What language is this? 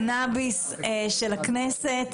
Hebrew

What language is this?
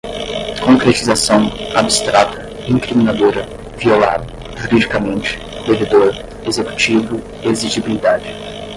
Portuguese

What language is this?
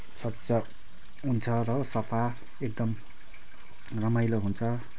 Nepali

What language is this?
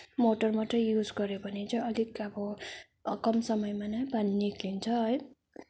Nepali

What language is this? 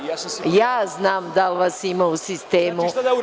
Serbian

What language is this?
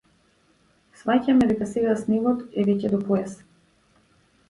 Macedonian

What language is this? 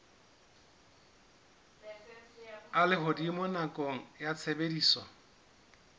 Southern Sotho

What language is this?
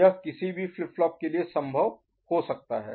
Hindi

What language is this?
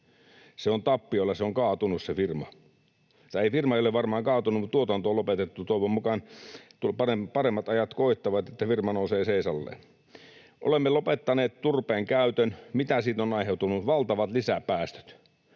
Finnish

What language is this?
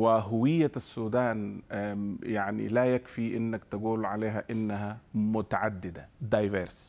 Arabic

